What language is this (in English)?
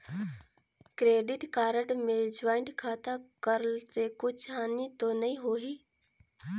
Chhattisgarhi